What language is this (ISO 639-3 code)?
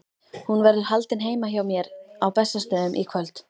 isl